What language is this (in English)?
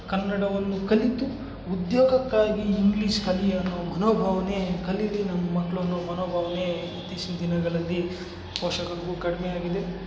Kannada